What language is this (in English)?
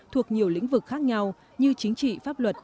Vietnamese